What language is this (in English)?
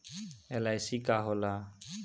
Bhojpuri